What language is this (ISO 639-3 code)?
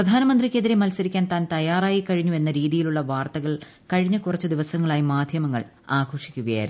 mal